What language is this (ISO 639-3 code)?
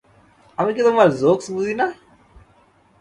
ben